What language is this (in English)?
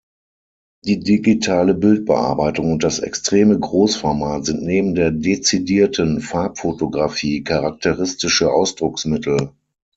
German